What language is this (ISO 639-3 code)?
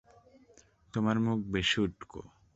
ben